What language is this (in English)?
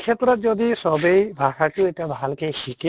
Assamese